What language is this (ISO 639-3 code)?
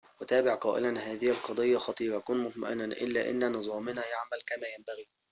ara